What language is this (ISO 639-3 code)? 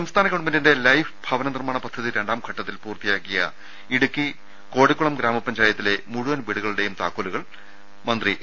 mal